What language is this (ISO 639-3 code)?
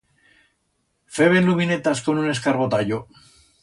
arg